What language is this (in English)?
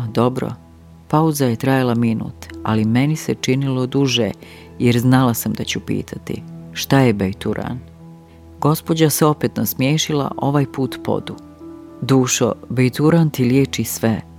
Croatian